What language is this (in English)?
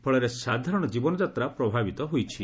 Odia